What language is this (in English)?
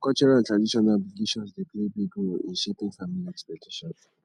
Nigerian Pidgin